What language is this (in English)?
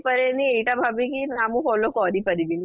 Odia